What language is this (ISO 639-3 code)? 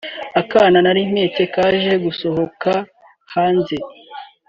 kin